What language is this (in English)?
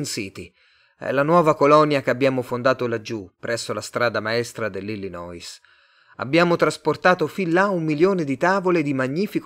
Italian